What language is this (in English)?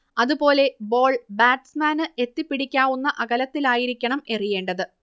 Malayalam